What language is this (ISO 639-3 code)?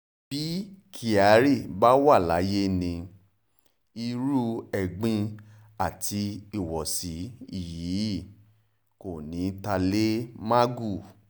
yor